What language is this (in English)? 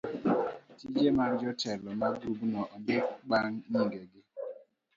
Luo (Kenya and Tanzania)